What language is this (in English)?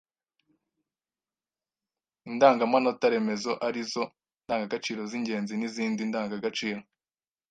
Kinyarwanda